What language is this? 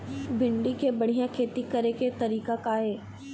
Chhattisgarhi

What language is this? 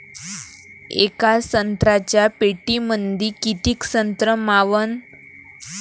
Marathi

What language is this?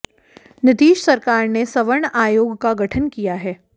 Hindi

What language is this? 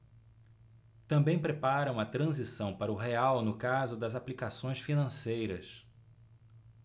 Portuguese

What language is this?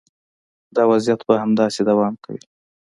Pashto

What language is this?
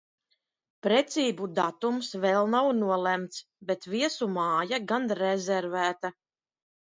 Latvian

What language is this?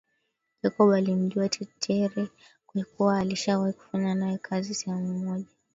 Swahili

